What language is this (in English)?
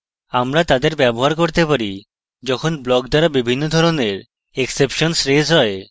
Bangla